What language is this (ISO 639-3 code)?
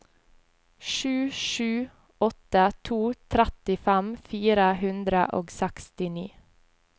nor